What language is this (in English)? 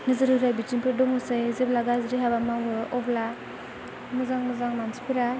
Bodo